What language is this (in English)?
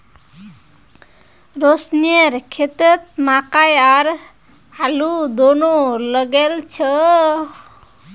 Magahi